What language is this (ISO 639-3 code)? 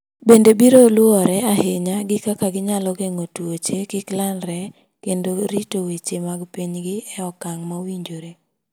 luo